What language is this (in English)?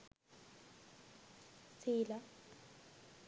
Sinhala